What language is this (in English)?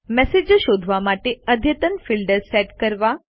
Gujarati